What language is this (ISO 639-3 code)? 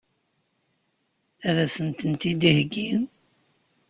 kab